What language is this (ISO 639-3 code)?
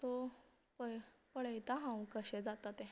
kok